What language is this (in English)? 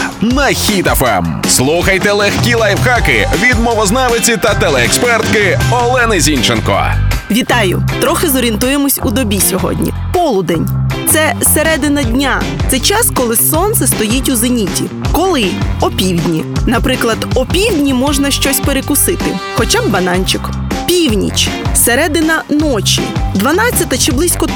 Ukrainian